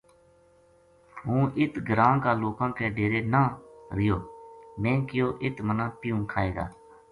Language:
Gujari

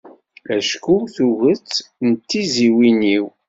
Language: Kabyle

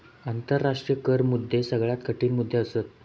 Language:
Marathi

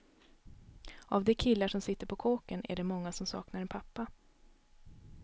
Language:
Swedish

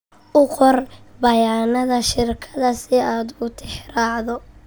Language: Somali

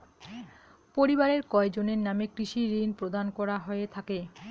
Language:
Bangla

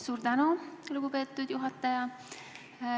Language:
Estonian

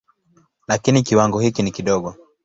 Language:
Swahili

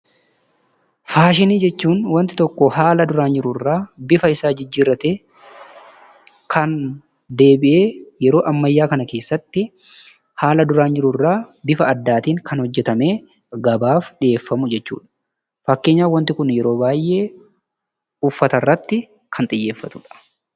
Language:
Oromo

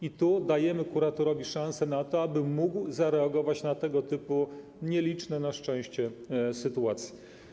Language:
Polish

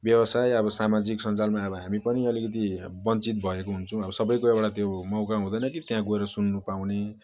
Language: Nepali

